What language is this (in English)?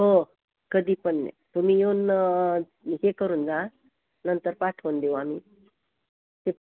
Marathi